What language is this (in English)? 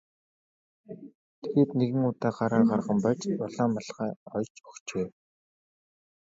Mongolian